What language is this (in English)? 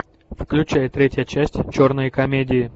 Russian